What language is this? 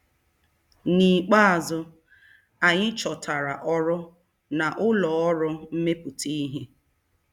Igbo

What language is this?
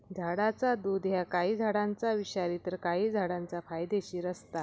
Marathi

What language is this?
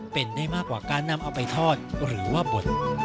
Thai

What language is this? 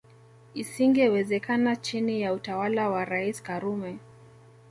Swahili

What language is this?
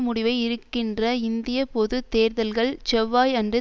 Tamil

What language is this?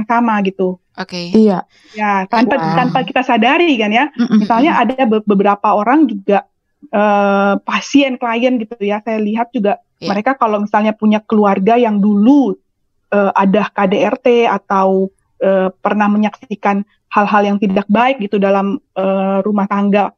Indonesian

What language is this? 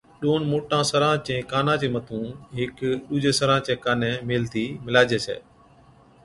Od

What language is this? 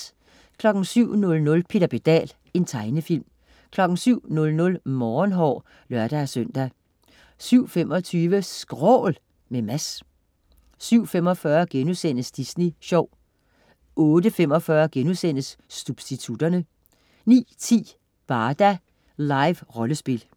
Danish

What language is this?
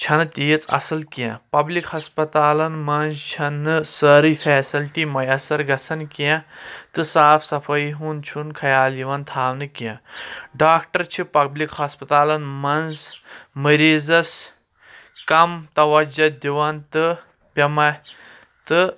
Kashmiri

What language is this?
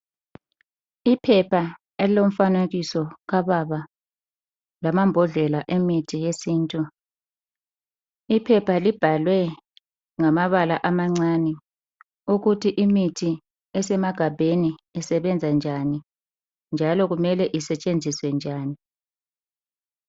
North Ndebele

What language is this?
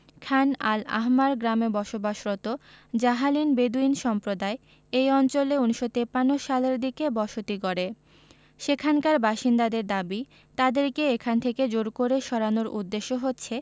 Bangla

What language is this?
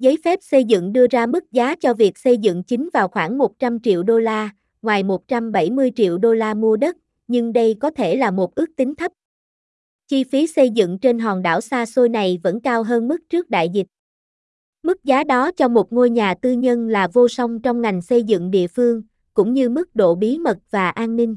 Vietnamese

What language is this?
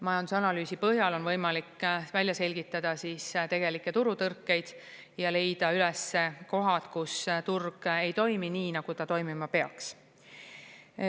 Estonian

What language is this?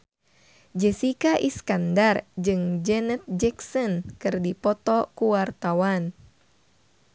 Sundanese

